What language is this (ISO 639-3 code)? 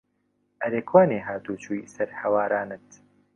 ckb